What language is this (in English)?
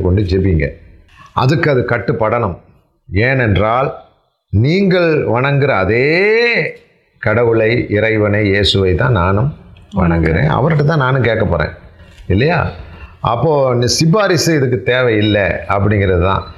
Tamil